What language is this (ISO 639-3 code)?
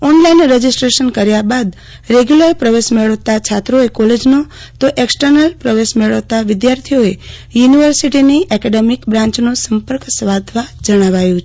guj